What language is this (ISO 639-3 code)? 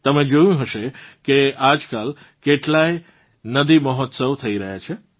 guj